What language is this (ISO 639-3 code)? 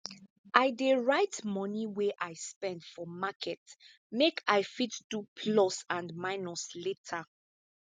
pcm